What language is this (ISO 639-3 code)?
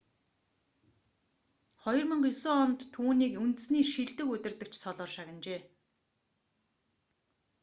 mon